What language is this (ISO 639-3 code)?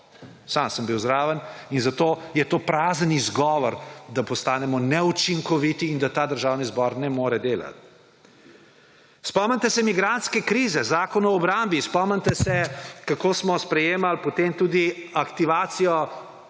slv